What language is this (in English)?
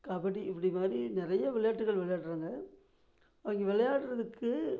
Tamil